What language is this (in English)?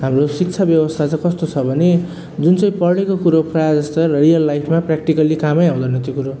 Nepali